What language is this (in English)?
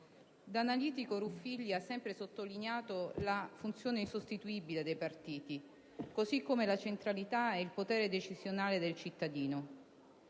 Italian